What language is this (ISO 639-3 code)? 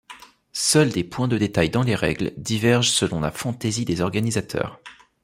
fra